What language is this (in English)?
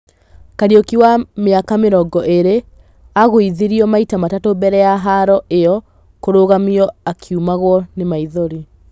Kikuyu